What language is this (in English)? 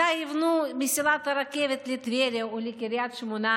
Hebrew